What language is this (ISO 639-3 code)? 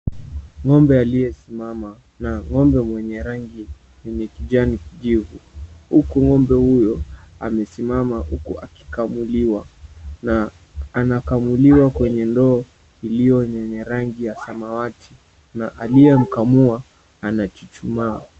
swa